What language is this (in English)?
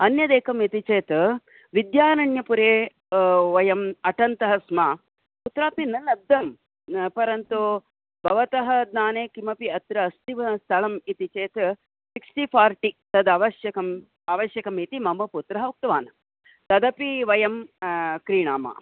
Sanskrit